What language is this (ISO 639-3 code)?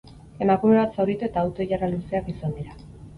eus